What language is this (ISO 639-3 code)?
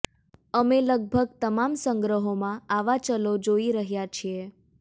guj